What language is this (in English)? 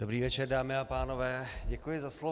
Czech